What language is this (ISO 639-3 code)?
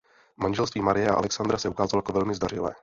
ces